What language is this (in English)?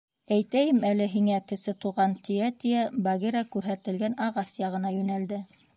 Bashkir